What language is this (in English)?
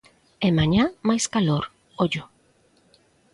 Galician